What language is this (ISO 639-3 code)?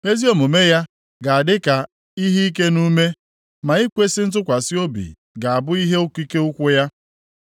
ibo